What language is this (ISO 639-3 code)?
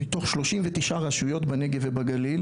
heb